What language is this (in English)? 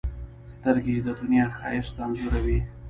Pashto